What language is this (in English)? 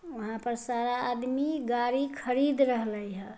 Magahi